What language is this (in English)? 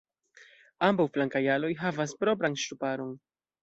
Esperanto